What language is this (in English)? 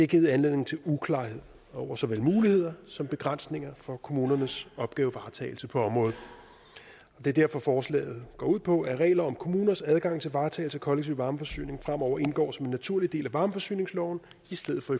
Danish